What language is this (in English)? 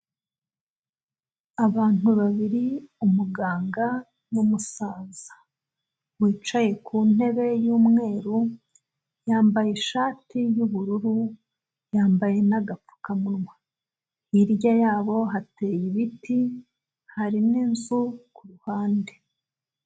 Kinyarwanda